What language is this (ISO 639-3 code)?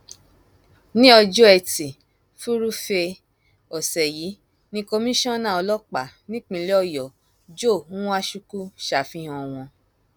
yor